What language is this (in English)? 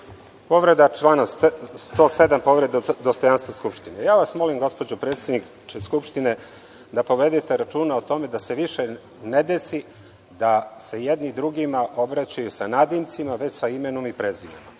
Serbian